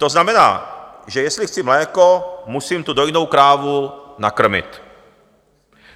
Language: Czech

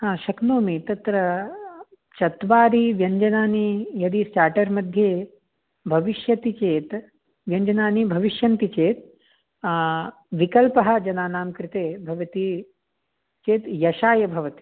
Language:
Sanskrit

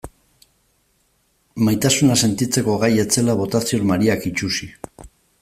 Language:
Basque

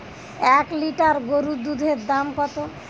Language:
Bangla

